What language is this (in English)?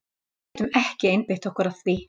Icelandic